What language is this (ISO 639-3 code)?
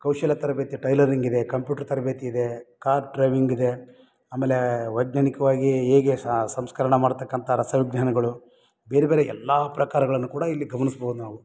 kan